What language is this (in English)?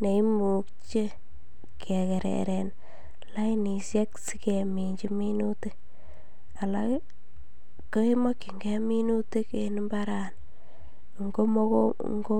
Kalenjin